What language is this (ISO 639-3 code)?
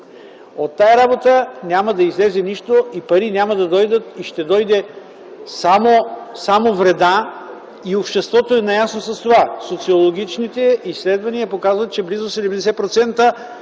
bul